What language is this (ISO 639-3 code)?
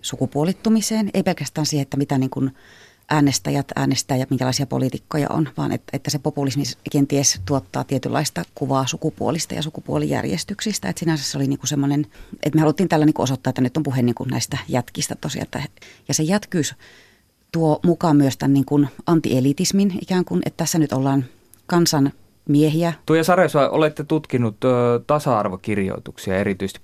fin